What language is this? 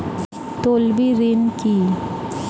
Bangla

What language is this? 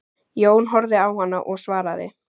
Icelandic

